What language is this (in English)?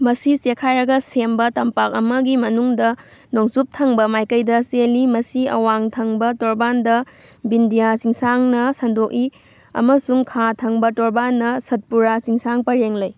Manipuri